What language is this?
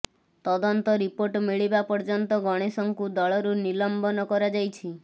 Odia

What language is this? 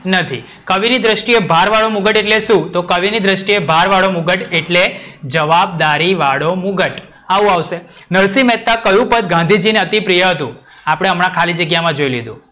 Gujarati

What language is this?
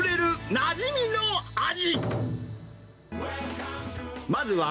Japanese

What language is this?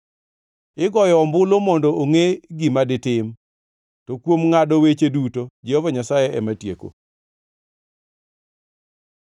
Luo (Kenya and Tanzania)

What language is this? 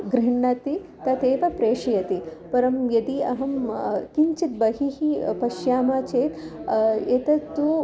Sanskrit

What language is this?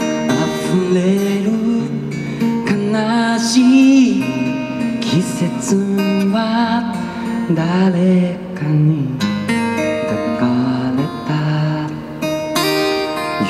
Korean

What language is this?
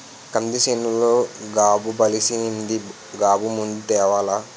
Telugu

